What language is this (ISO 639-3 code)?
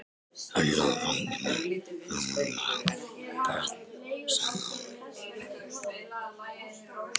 isl